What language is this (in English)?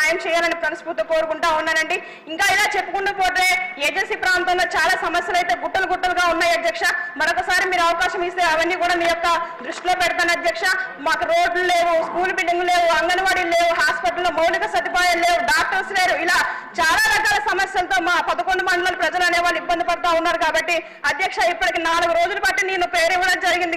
Telugu